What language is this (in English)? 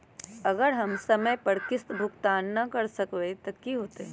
Magahi